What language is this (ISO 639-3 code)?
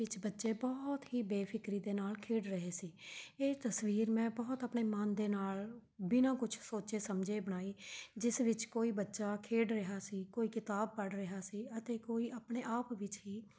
pan